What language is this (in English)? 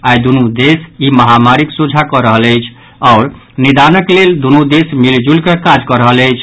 Maithili